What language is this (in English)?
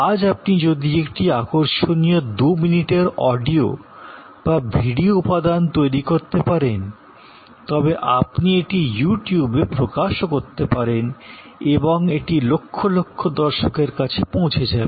Bangla